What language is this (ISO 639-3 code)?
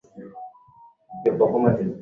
swa